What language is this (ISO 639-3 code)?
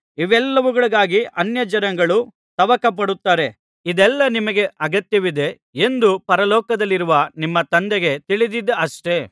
kan